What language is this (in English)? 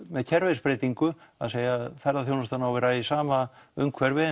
Icelandic